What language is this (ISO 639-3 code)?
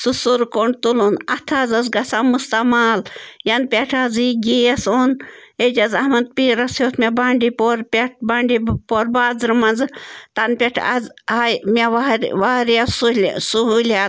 kas